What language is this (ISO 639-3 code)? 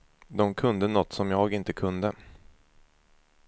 swe